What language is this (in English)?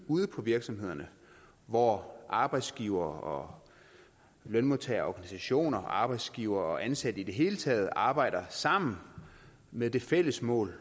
Danish